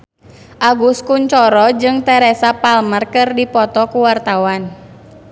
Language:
Sundanese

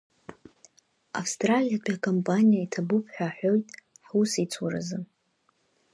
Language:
Abkhazian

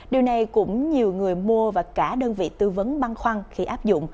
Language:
Vietnamese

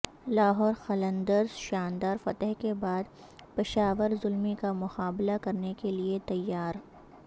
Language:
Urdu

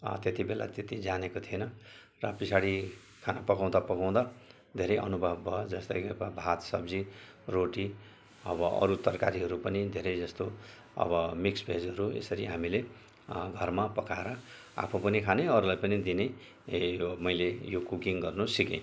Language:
Nepali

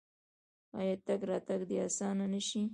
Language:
Pashto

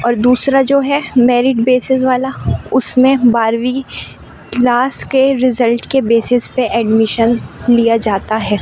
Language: Urdu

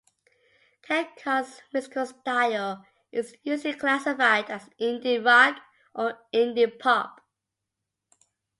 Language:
English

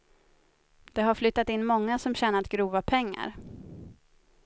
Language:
Swedish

